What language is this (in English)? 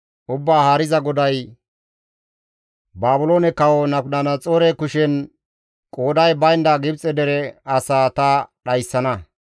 Gamo